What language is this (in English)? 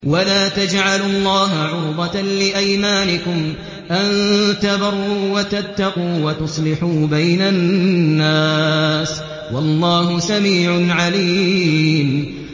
Arabic